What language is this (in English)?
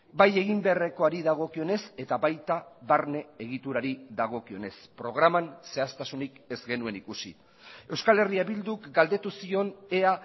Basque